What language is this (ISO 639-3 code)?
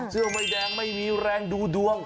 tha